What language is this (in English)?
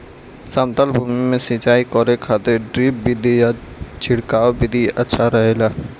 Bhojpuri